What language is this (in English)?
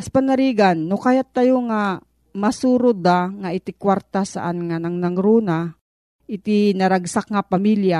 Filipino